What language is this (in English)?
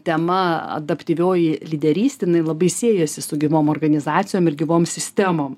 Lithuanian